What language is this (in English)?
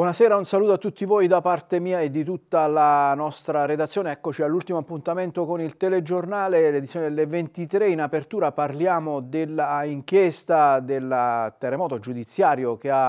Italian